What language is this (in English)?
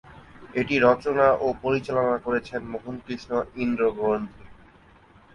Bangla